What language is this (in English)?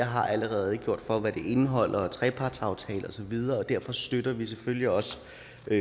Danish